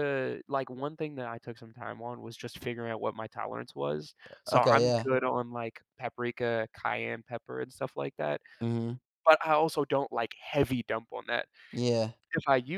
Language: English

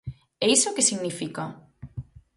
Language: Galician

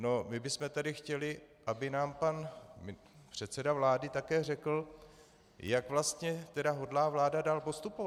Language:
Czech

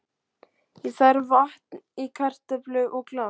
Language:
Icelandic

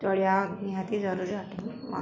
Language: Odia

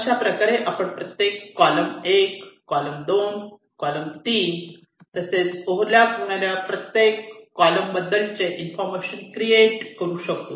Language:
Marathi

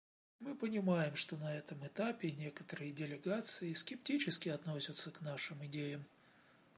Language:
Russian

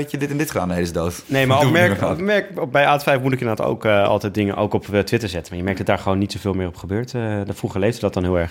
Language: Dutch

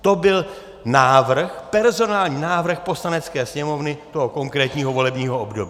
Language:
Czech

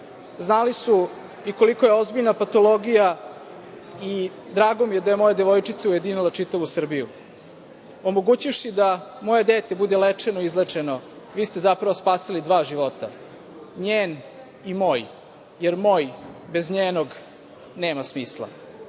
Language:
Serbian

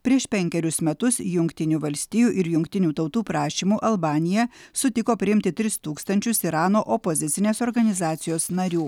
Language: Lithuanian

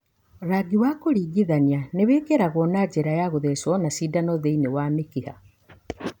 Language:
Kikuyu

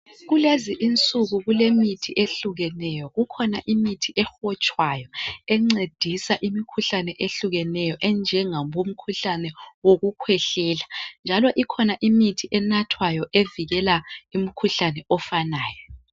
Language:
North Ndebele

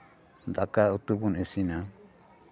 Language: Santali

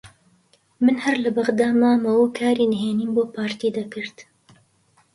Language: Central Kurdish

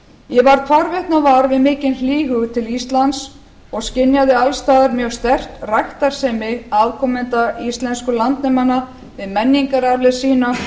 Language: Icelandic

